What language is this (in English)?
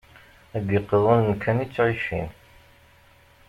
Kabyle